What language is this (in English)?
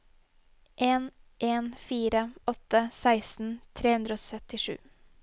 Norwegian